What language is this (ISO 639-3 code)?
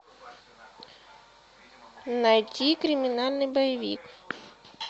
rus